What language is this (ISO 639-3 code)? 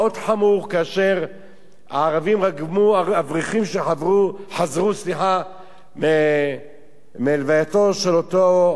heb